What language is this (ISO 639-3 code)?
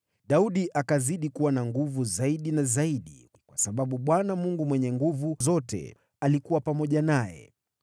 swa